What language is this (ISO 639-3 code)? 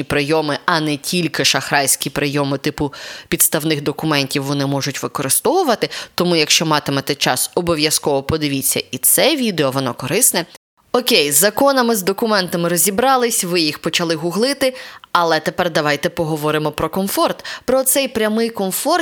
ukr